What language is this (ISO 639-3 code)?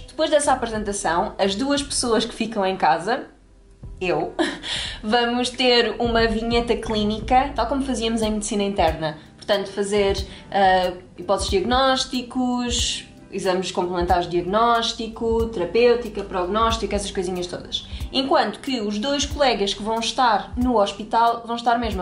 por